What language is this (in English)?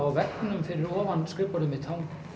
Icelandic